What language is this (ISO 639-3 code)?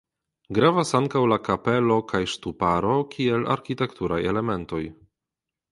epo